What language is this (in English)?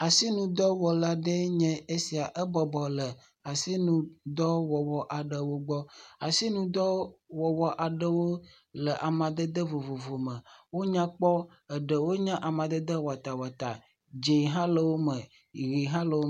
Ewe